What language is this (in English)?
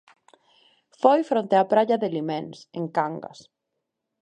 Galician